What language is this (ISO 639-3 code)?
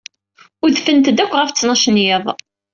kab